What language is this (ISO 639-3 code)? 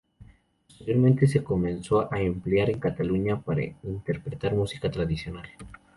spa